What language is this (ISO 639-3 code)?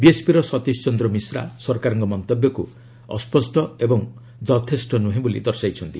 ori